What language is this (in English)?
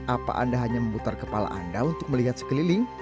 Indonesian